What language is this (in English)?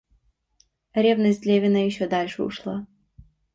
Russian